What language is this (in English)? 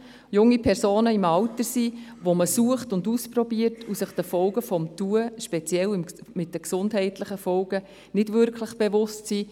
Swiss German